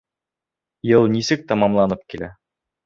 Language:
Bashkir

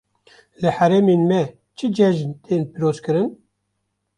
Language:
Kurdish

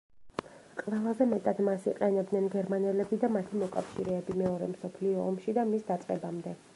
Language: Georgian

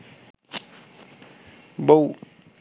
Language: Bangla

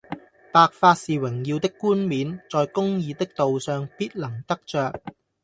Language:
Cantonese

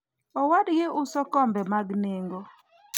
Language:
Luo (Kenya and Tanzania)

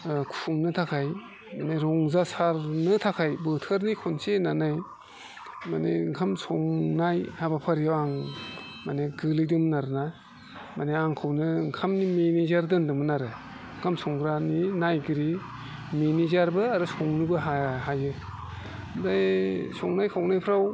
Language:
Bodo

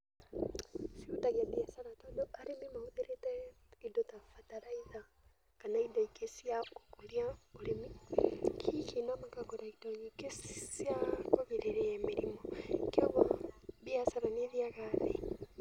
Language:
Kikuyu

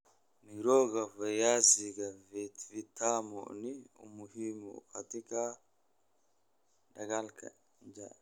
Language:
Somali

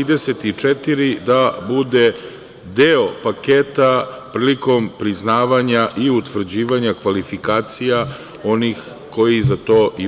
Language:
Serbian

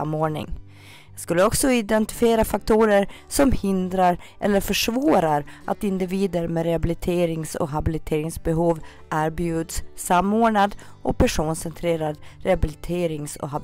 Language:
Swedish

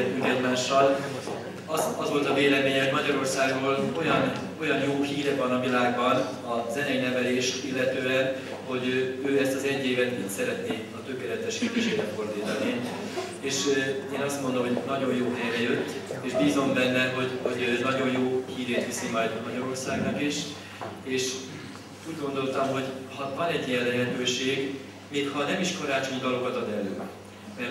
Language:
Hungarian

